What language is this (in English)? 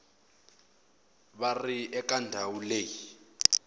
Tsonga